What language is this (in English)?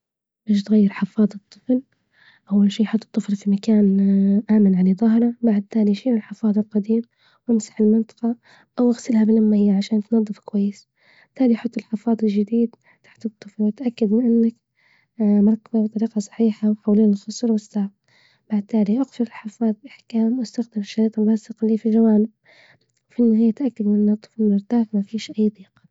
Libyan Arabic